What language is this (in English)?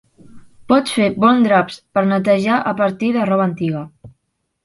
Catalan